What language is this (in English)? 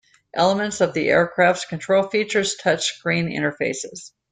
English